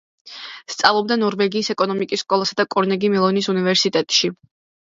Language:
Georgian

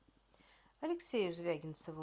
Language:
Russian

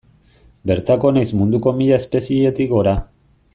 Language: Basque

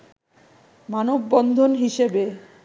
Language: Bangla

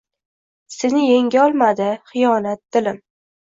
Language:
Uzbek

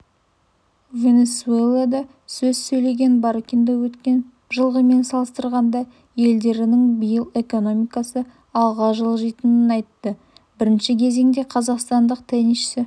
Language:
Kazakh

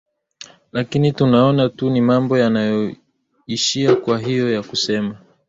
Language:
Swahili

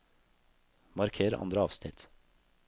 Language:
Norwegian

